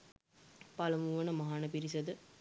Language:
Sinhala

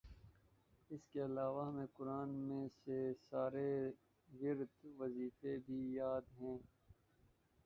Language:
Urdu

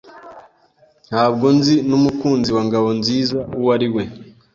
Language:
Kinyarwanda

